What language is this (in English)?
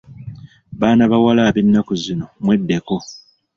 Ganda